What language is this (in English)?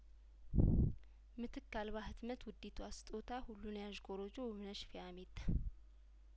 Amharic